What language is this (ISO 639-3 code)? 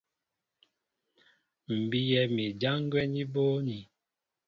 mbo